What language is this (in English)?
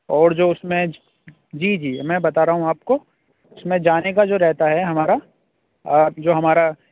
Urdu